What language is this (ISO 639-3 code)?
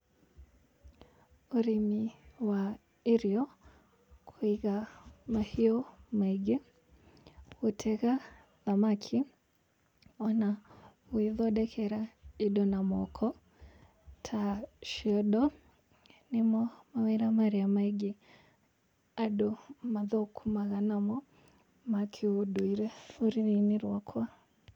kik